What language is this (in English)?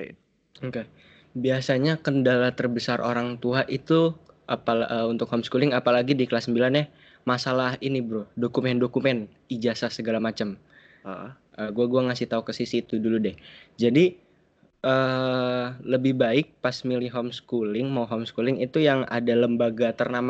Indonesian